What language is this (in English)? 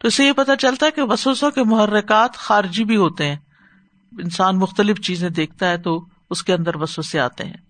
Urdu